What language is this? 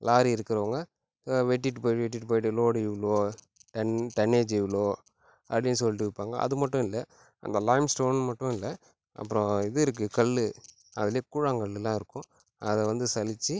Tamil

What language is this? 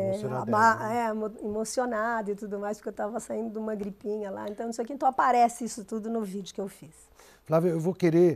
Portuguese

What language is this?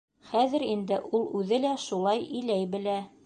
Bashkir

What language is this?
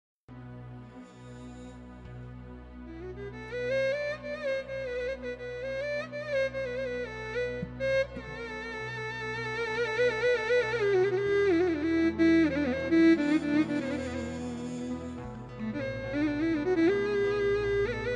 Arabic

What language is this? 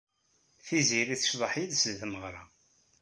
Kabyle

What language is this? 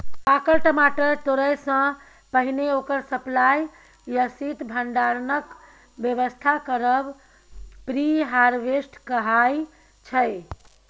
Maithili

